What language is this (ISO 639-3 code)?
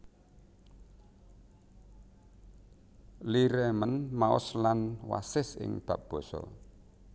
jav